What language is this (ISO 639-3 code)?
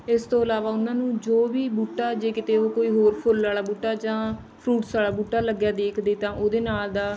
pan